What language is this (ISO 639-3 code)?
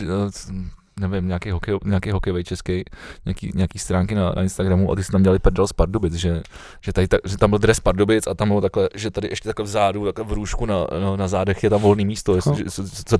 ces